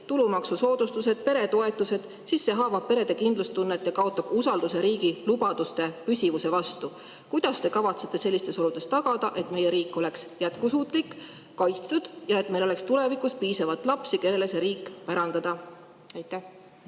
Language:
Estonian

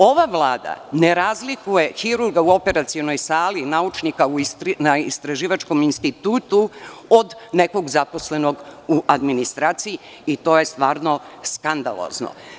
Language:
Serbian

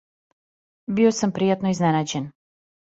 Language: Serbian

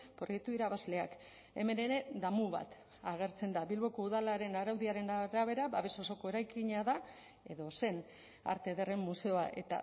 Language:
Basque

